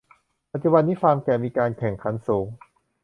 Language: Thai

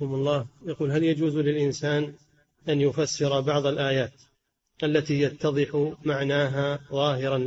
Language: Arabic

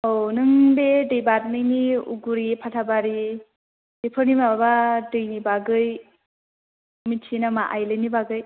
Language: Bodo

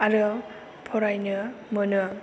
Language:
Bodo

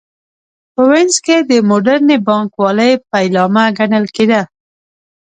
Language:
Pashto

